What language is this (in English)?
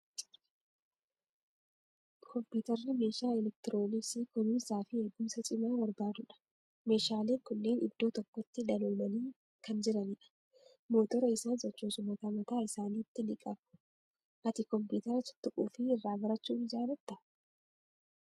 Oromo